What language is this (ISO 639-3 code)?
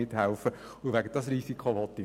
gsw